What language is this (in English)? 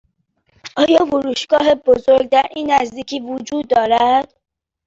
Persian